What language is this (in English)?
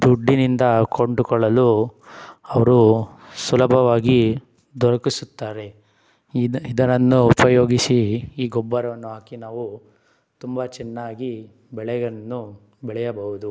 Kannada